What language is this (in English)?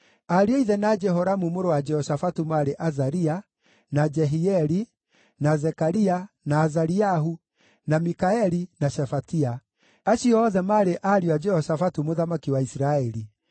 Kikuyu